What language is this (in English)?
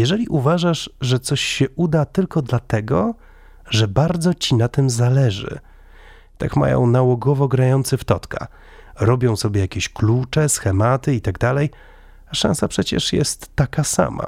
Polish